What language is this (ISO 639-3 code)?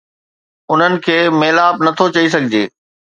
snd